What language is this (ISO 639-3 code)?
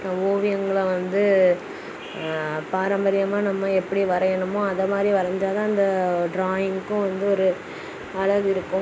tam